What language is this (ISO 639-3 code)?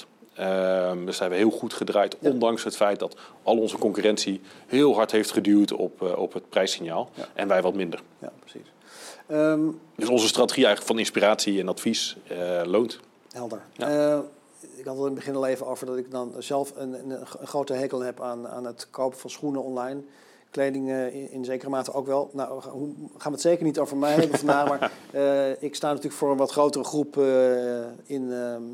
nld